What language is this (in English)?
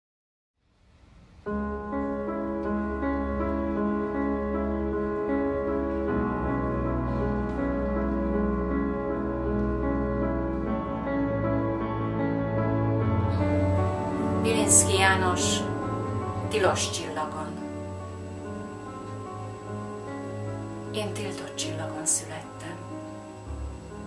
Hungarian